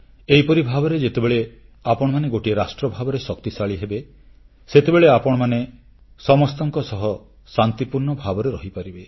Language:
Odia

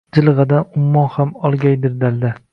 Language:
Uzbek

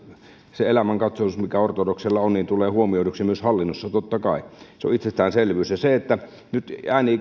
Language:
Finnish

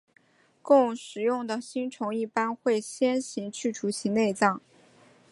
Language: Chinese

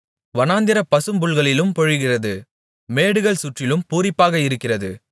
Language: Tamil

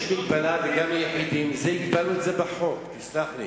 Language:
Hebrew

